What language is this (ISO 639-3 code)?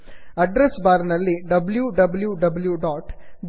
kan